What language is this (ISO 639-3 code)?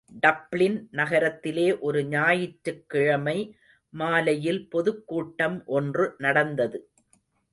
tam